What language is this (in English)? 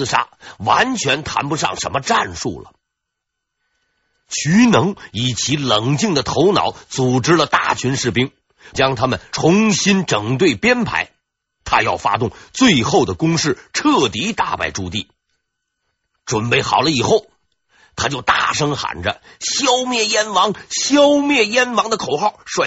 Chinese